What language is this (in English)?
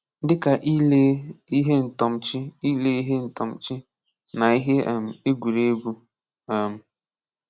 Igbo